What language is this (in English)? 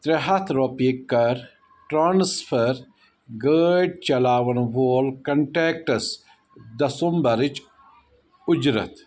Kashmiri